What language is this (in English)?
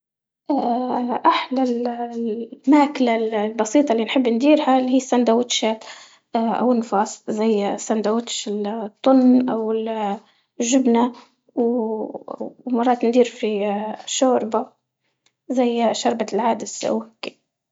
Libyan Arabic